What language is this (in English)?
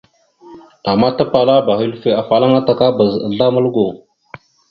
Mada (Cameroon)